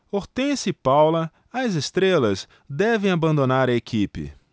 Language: Portuguese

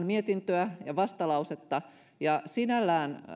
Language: Finnish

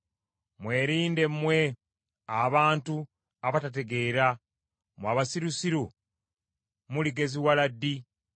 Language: Ganda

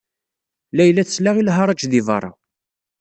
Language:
Kabyle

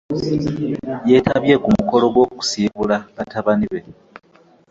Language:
Ganda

